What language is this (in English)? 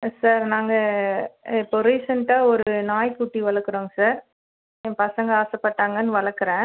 Tamil